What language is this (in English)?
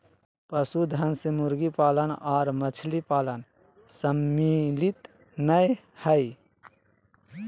Magahi